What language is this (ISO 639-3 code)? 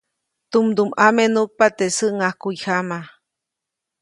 zoc